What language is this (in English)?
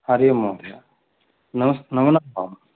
Sanskrit